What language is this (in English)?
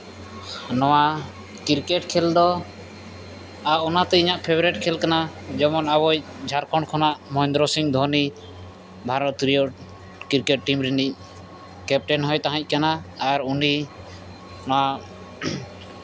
Santali